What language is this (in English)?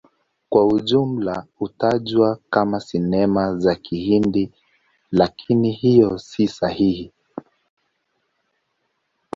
Swahili